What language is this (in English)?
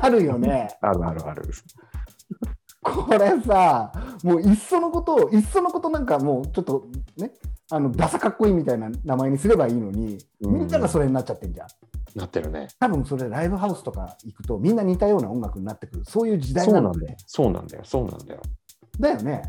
Japanese